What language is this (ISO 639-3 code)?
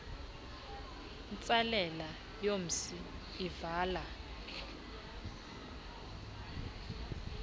xho